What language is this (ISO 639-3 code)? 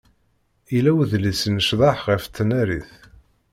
kab